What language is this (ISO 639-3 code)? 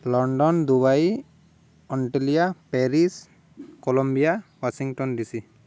ori